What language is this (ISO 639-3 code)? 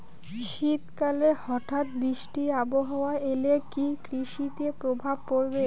ben